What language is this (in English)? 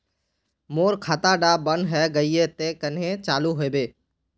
Magahi